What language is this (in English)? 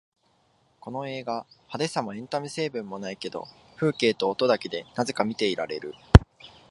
Japanese